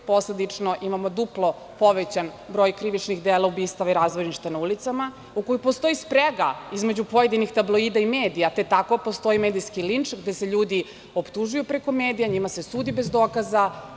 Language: Serbian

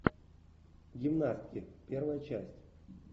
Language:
Russian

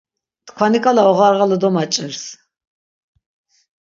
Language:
Laz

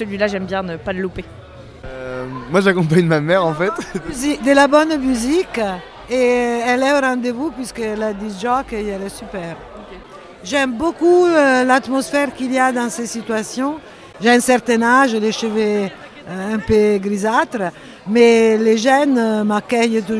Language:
French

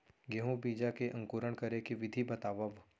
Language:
Chhattisgarhi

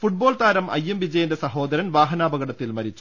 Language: Malayalam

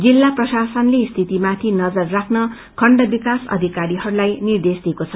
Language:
Nepali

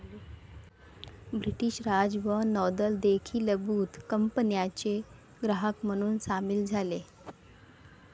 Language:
Marathi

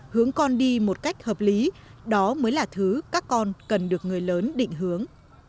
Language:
Vietnamese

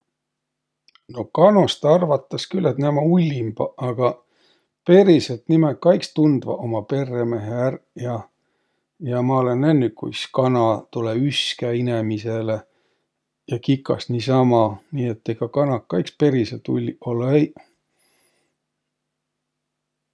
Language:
Võro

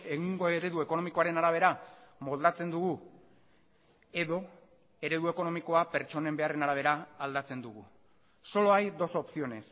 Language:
Basque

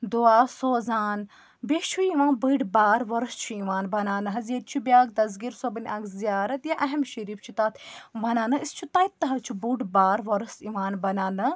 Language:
Kashmiri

